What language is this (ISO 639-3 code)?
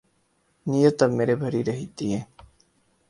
urd